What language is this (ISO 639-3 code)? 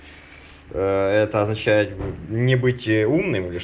rus